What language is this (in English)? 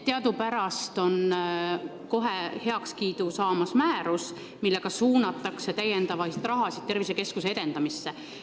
Estonian